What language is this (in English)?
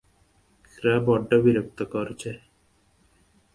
Bangla